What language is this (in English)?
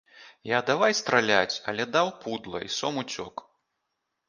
Belarusian